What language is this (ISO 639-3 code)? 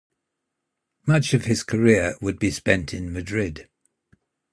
eng